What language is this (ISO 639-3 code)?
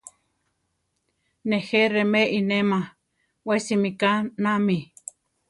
tar